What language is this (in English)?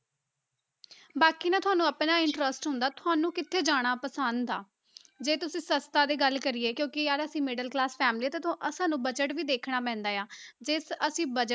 Punjabi